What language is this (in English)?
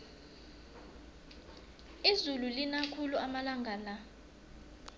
South Ndebele